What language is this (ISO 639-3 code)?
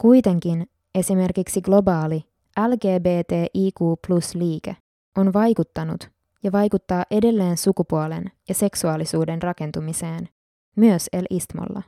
fin